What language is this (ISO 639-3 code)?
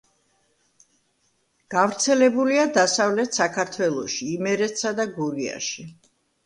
kat